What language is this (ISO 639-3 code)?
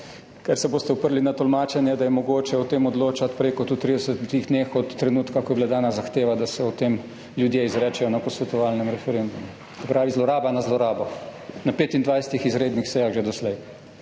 slv